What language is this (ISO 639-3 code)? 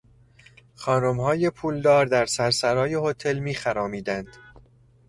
fas